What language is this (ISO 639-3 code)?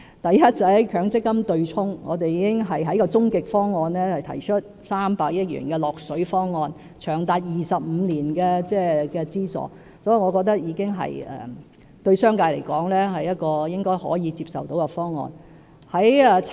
yue